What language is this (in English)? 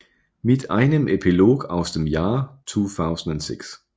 Danish